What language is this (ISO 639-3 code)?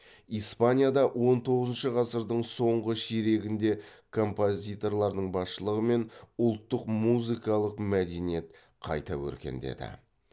kaz